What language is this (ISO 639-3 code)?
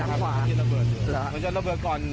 tha